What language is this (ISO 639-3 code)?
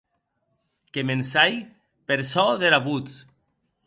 oci